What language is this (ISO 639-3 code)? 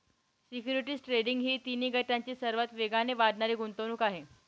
mar